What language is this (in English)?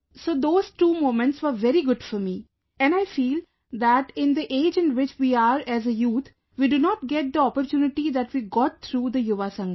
English